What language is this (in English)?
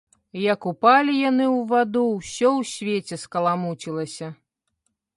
Belarusian